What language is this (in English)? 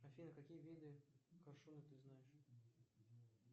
Russian